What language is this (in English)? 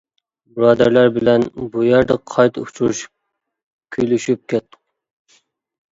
Uyghur